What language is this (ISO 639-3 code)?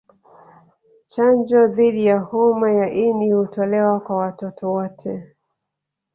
swa